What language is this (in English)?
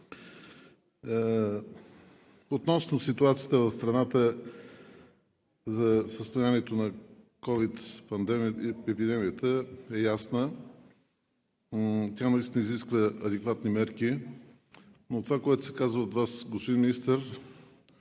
Bulgarian